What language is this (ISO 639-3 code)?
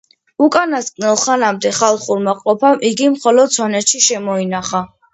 kat